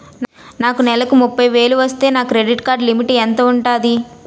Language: Telugu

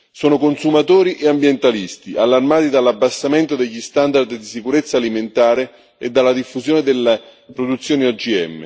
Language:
Italian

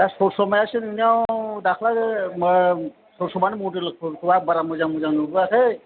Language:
Bodo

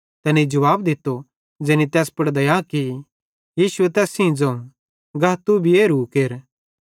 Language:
Bhadrawahi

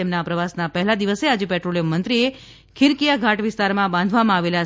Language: Gujarati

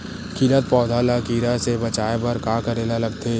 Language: Chhattisgarhi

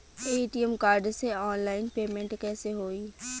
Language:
Bhojpuri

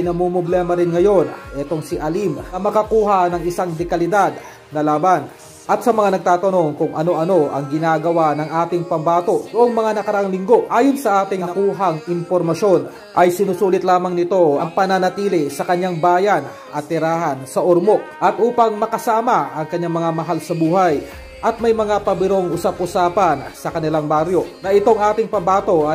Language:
Filipino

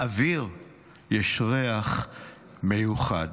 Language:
Hebrew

